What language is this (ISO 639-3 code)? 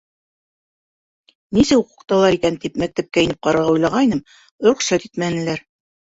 bak